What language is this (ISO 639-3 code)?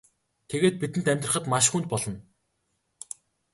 mon